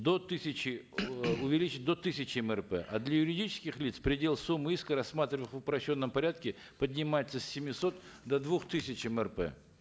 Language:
Kazakh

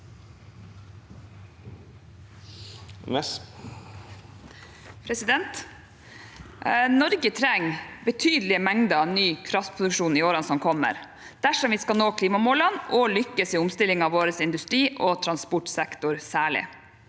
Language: Norwegian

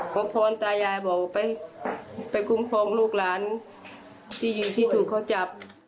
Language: Thai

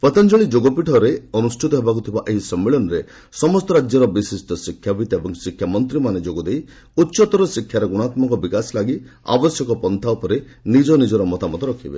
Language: Odia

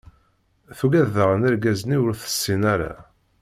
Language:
Kabyle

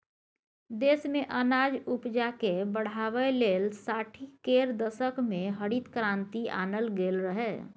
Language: Maithili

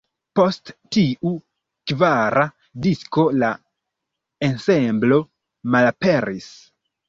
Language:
Esperanto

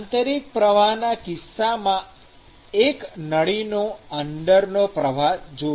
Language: Gujarati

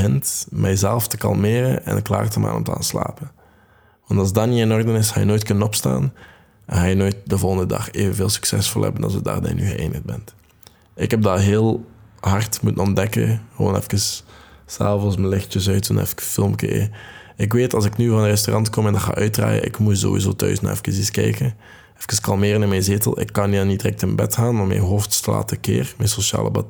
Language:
Dutch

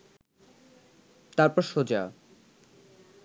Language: Bangla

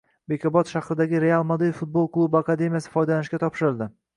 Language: Uzbek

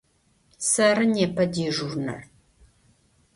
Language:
Adyghe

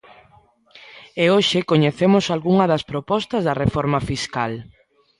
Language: Galician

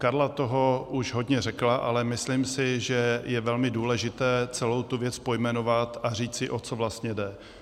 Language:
Czech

